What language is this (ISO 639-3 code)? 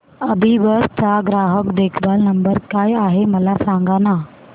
mar